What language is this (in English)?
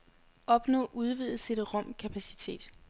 Danish